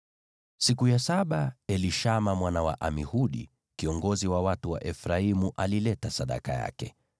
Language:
Swahili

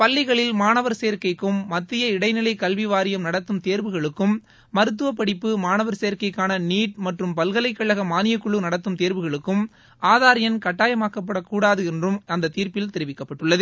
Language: Tamil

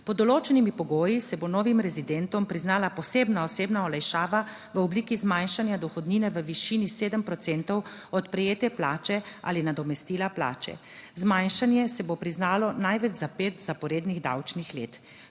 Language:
Slovenian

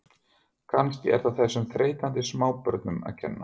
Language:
Icelandic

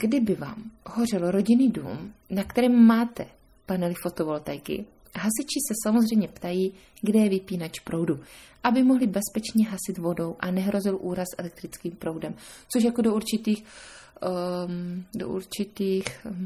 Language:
Czech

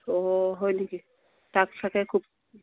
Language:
Assamese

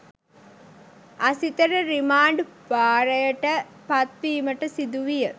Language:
Sinhala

